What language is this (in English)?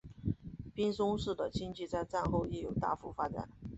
Chinese